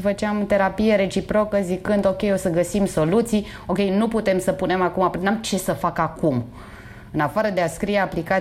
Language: Romanian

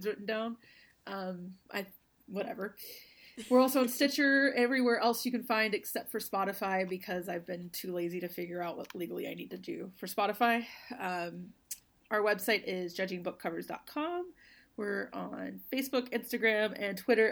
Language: English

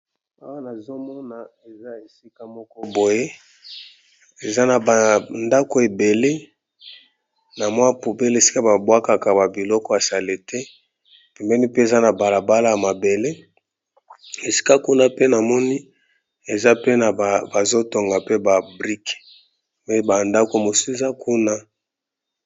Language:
Lingala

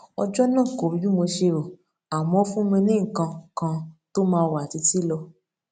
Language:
Yoruba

